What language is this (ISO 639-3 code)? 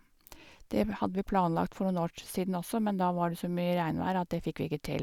nor